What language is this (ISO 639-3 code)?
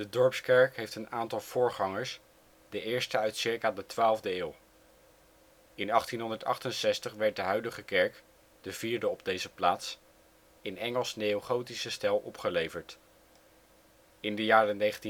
nld